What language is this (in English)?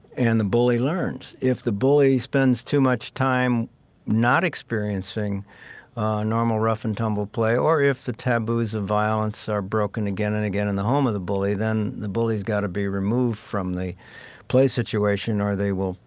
English